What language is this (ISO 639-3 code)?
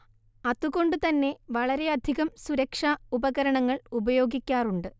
mal